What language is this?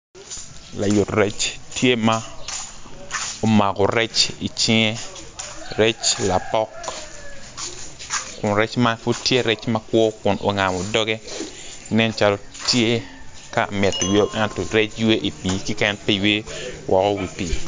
Acoli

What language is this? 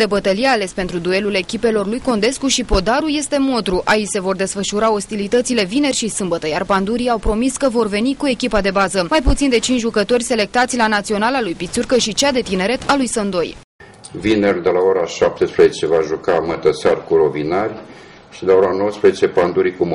Romanian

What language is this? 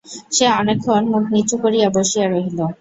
Bangla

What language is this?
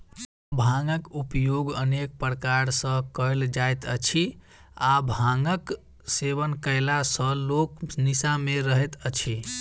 Maithili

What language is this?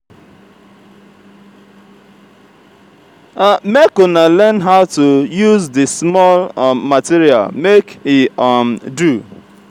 Nigerian Pidgin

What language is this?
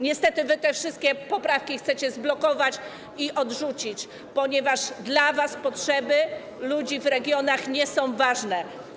Polish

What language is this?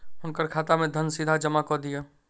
Maithili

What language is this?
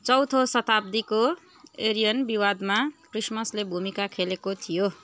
Nepali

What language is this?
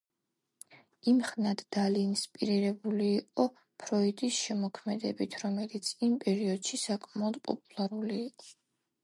Georgian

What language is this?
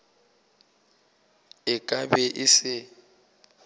Northern Sotho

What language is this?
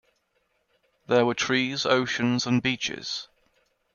English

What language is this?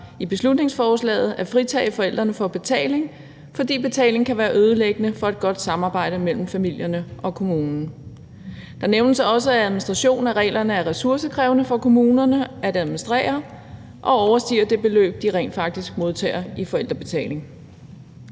Danish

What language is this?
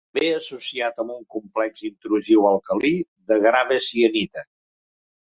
Catalan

